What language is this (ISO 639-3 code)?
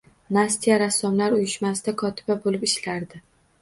uzb